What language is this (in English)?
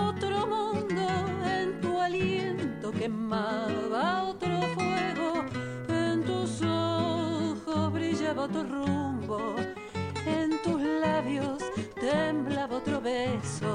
Spanish